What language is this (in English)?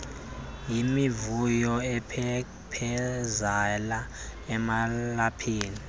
Xhosa